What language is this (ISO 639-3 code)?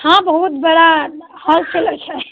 mai